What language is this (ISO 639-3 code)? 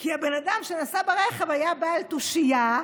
heb